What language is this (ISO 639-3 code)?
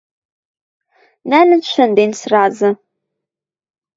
mrj